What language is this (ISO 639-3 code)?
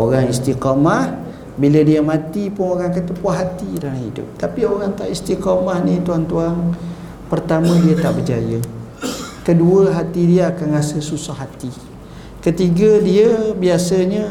msa